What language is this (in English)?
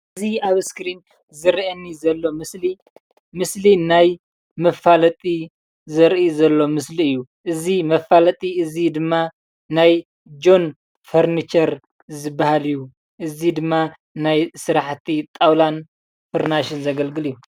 Tigrinya